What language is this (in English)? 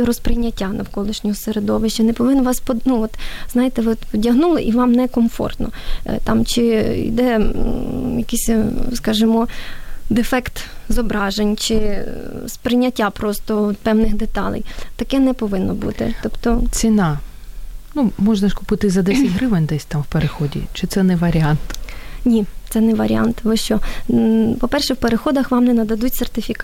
Ukrainian